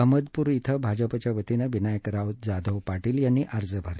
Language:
Marathi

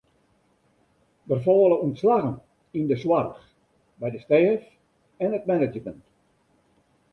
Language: Western Frisian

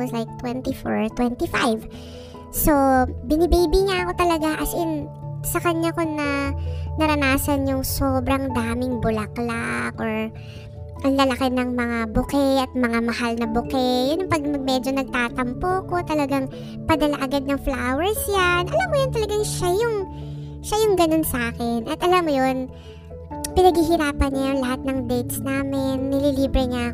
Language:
Filipino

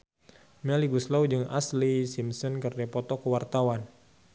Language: Sundanese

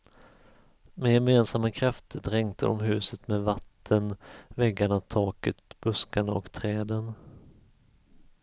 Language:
Swedish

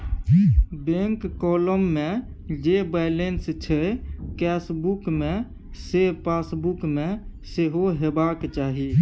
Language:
Maithili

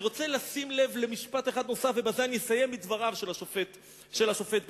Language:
Hebrew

